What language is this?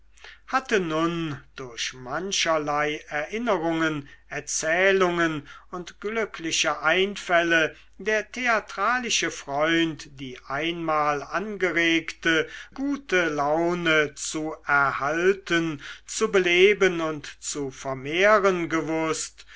German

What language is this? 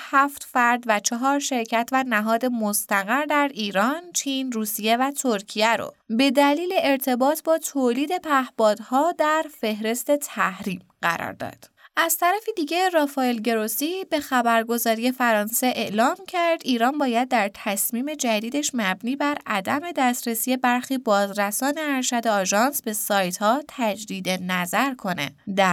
Persian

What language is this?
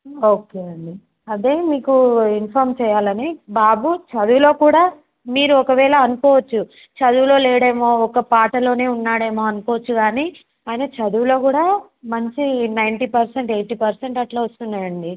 Telugu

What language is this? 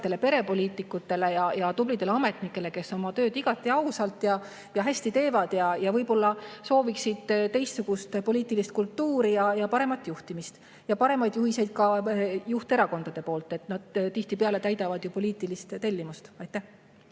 Estonian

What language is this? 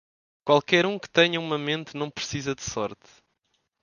Portuguese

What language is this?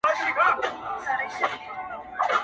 Pashto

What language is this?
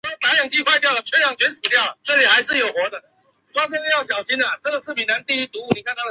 Chinese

